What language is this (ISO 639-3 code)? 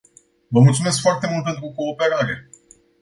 ron